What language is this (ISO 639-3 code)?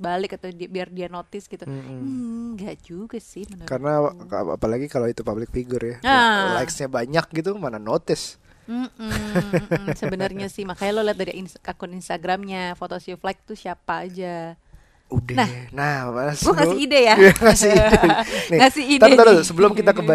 ind